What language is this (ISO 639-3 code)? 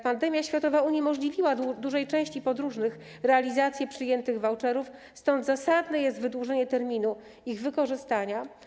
pol